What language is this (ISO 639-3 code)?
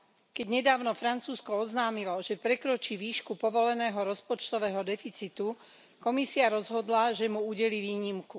slk